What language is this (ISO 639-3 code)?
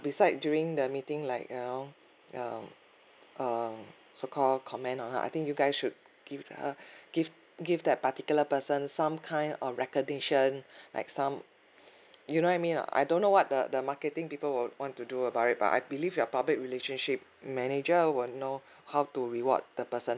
eng